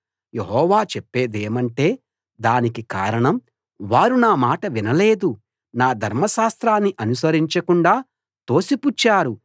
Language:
Telugu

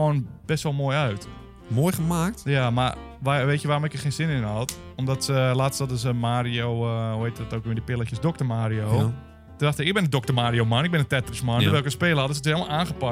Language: Dutch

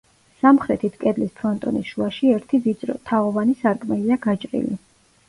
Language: Georgian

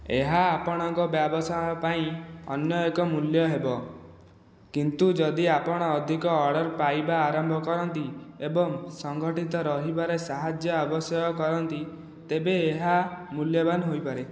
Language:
Odia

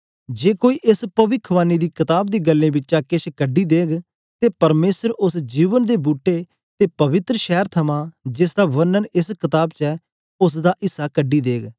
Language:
Dogri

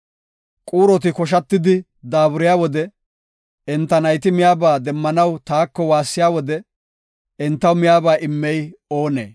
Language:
Gofa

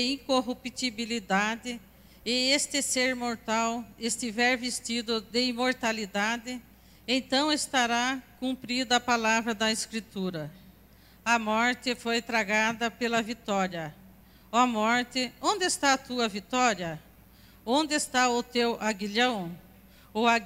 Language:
Portuguese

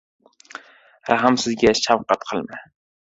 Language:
Uzbek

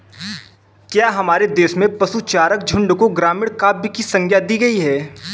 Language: Hindi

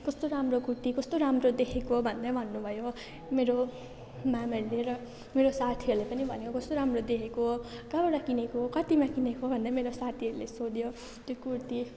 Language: Nepali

